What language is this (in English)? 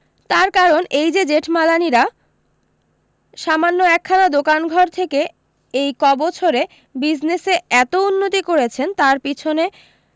Bangla